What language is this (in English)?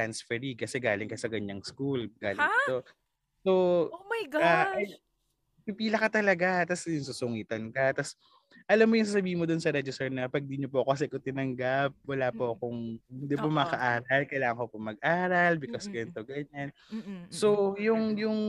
Filipino